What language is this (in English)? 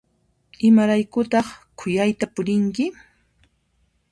Puno Quechua